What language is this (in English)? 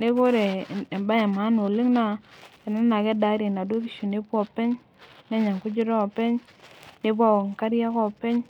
Masai